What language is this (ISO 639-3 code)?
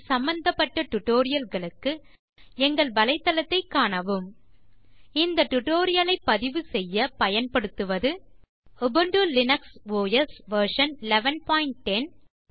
tam